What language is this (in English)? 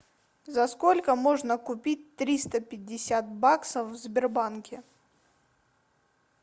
Russian